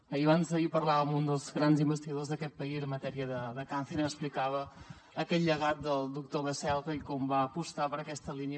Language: Catalan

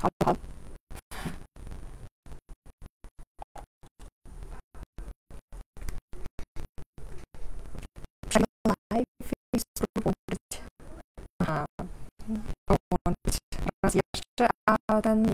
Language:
Polish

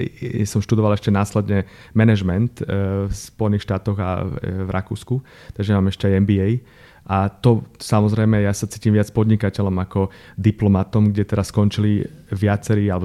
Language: Slovak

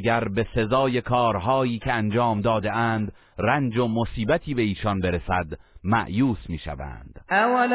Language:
Persian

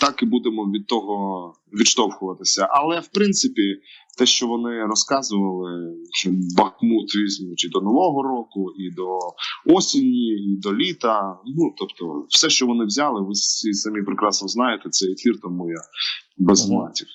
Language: Ukrainian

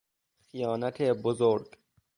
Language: Persian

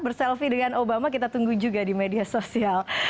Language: Indonesian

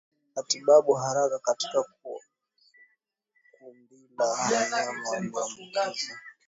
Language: Swahili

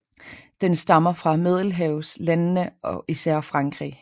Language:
Danish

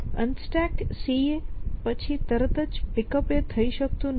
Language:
Gujarati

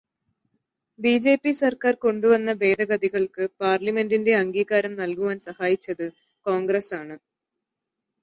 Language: Malayalam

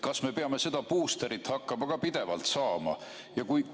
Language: Estonian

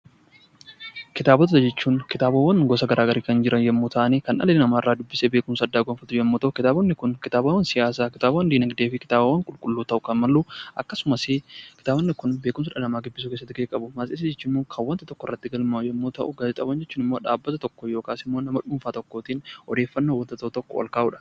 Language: Oromo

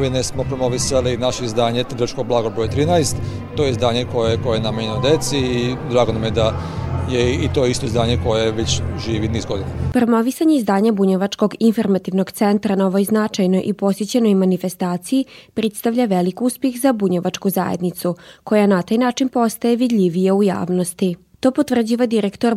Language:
Croatian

